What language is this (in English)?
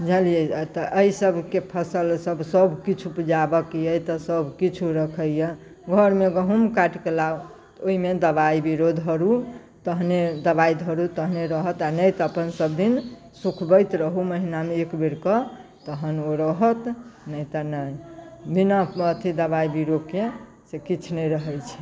Maithili